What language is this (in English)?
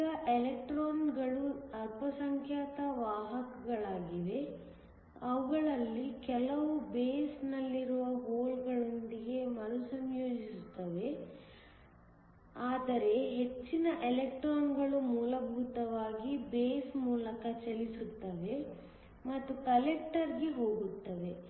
Kannada